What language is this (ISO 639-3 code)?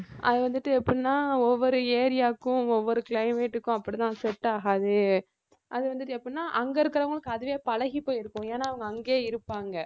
tam